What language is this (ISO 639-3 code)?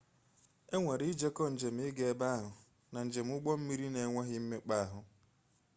ibo